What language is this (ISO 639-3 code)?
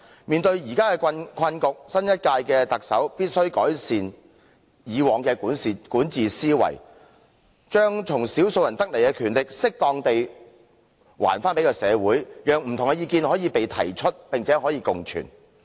yue